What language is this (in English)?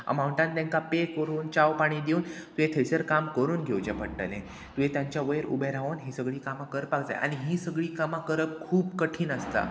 Konkani